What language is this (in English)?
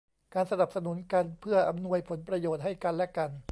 Thai